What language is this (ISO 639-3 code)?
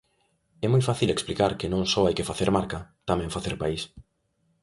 glg